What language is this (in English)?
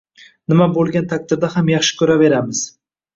Uzbek